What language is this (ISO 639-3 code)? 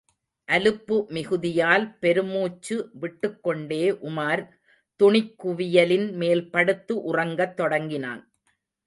tam